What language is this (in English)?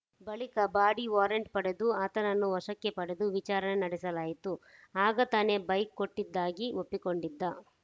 Kannada